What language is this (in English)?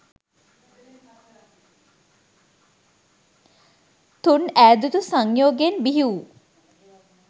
Sinhala